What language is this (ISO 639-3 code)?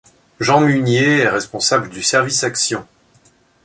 fra